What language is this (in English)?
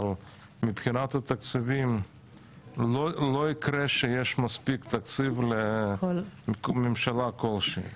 Hebrew